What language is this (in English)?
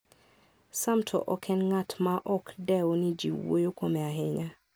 Luo (Kenya and Tanzania)